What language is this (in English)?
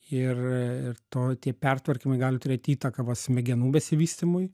Lithuanian